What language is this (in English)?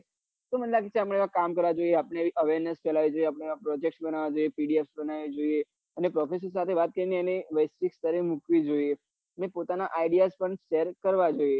Gujarati